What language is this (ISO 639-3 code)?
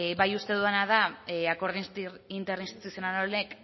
eus